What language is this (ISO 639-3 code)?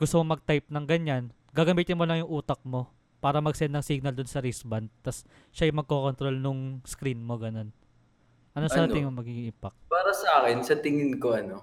fil